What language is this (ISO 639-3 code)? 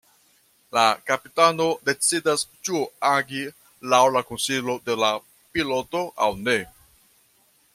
epo